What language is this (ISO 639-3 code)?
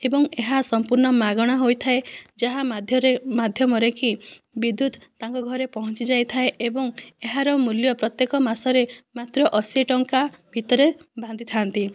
ori